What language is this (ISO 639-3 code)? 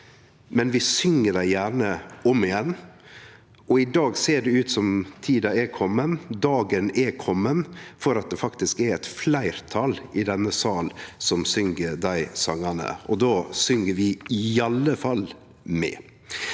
nor